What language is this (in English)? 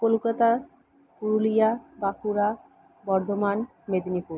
Bangla